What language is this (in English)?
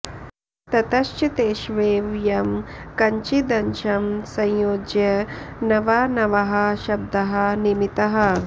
Sanskrit